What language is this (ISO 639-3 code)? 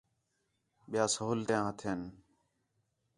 xhe